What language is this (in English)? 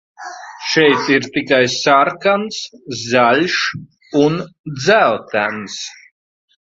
Latvian